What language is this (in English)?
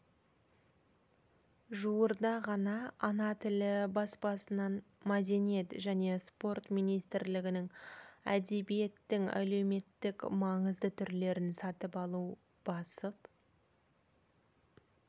Kazakh